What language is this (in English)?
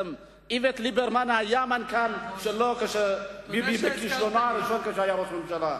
Hebrew